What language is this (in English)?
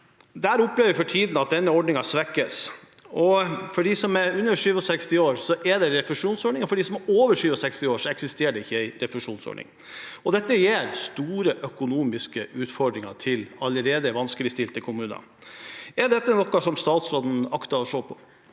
Norwegian